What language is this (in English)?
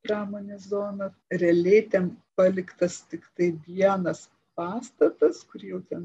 Lithuanian